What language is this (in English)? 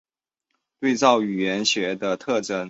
Chinese